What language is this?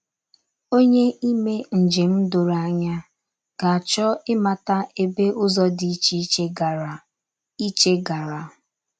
Igbo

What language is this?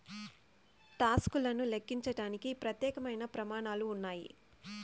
Telugu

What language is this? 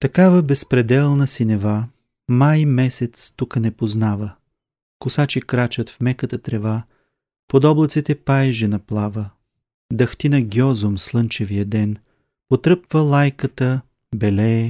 Bulgarian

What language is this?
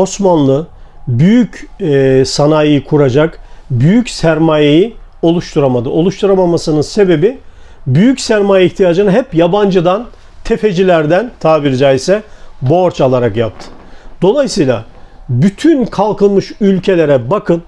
Turkish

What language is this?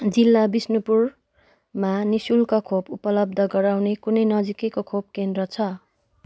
Nepali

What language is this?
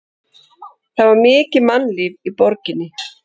Icelandic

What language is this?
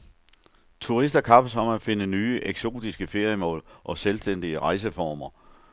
Danish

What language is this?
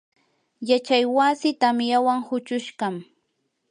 Yanahuanca Pasco Quechua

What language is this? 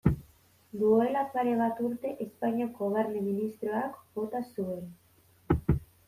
Basque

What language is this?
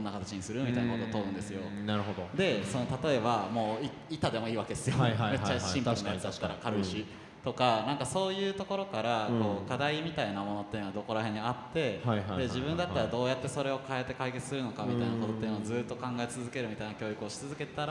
Japanese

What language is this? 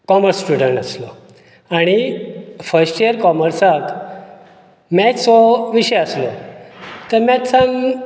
Konkani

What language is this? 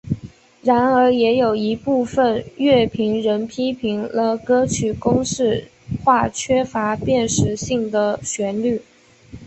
Chinese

